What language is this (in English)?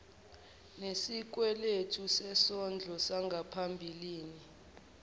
Zulu